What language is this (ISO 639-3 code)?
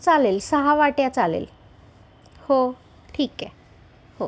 mar